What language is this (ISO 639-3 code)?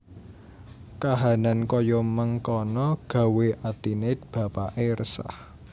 jav